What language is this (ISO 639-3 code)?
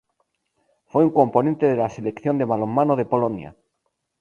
spa